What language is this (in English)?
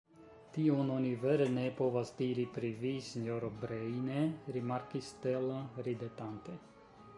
Esperanto